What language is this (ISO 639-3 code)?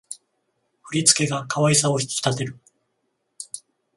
jpn